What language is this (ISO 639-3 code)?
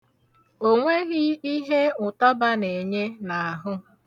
ibo